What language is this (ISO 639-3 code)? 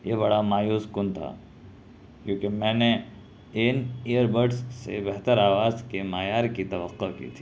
urd